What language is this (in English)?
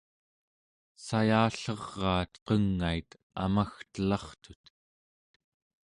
Central Yupik